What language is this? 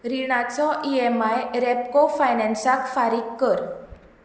Konkani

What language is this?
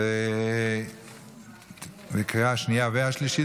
Hebrew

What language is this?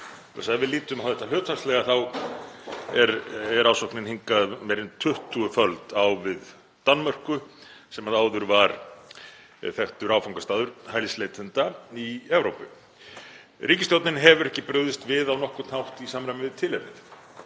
Icelandic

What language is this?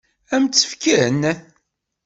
Kabyle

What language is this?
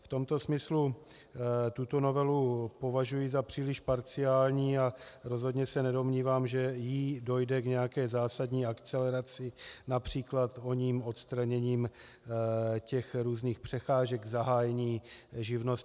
Czech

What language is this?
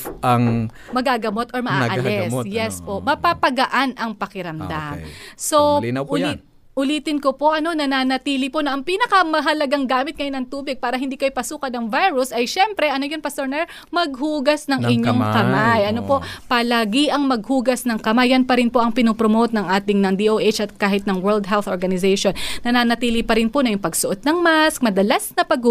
Filipino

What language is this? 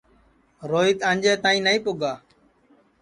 Sansi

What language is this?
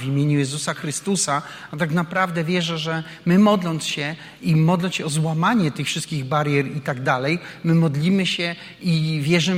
Polish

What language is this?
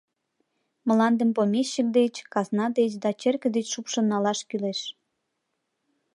Mari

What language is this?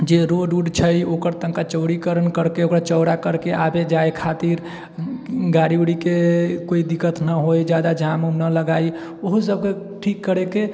Maithili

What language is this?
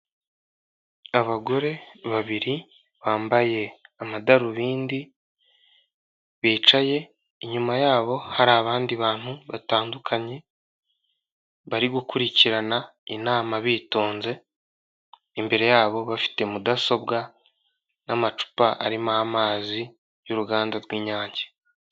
Kinyarwanda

